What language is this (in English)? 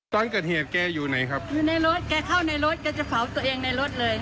Thai